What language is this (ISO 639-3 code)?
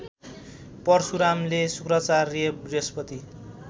nep